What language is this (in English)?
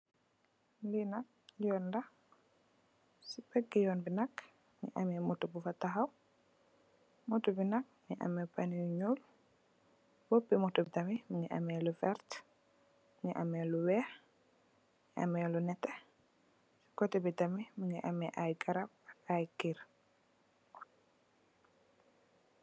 Wolof